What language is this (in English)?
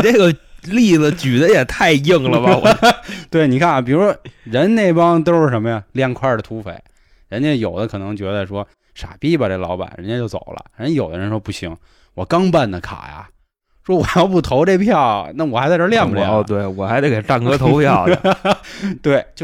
Chinese